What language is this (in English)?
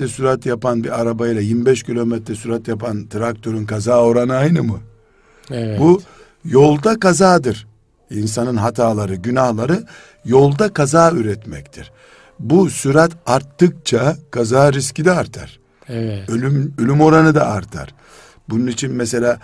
Turkish